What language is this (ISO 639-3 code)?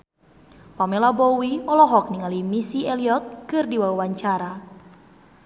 sun